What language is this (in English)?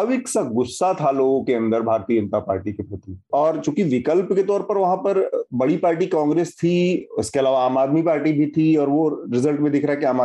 Hindi